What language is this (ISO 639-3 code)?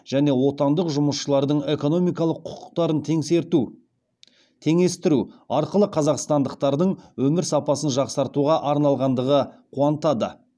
kaz